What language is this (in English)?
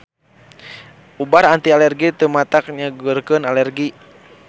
Sundanese